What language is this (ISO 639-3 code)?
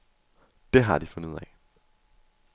dan